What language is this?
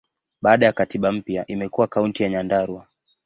Swahili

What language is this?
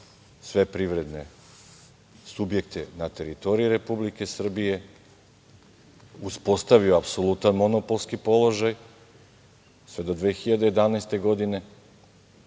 Serbian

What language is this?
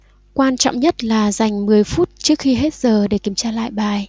Vietnamese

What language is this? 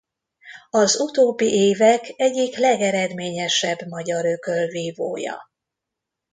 Hungarian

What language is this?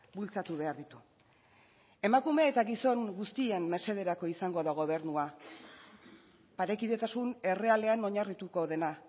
Basque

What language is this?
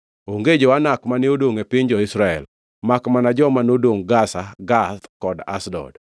Luo (Kenya and Tanzania)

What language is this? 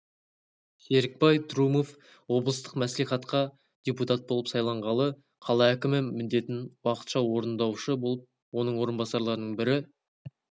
Kazakh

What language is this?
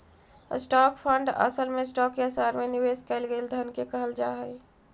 Magahi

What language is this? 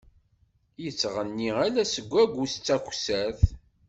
Kabyle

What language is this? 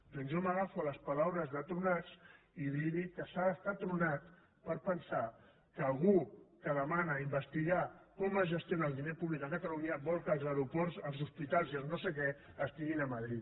Catalan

